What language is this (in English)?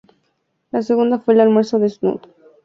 Spanish